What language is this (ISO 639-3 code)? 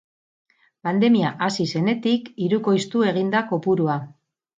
eus